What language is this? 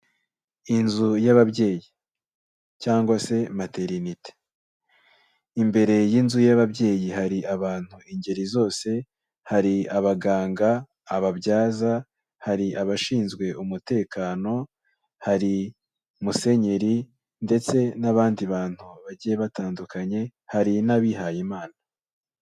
Kinyarwanda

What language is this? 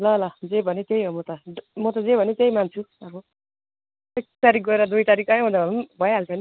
Nepali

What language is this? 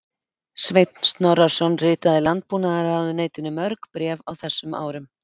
Icelandic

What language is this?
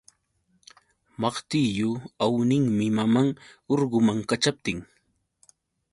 Yauyos Quechua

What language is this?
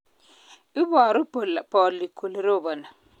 Kalenjin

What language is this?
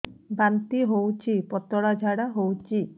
Odia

